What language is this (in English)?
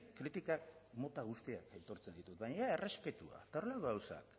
Basque